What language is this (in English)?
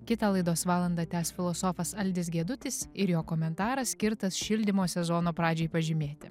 Lithuanian